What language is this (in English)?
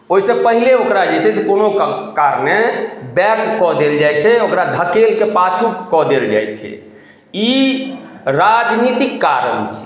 Maithili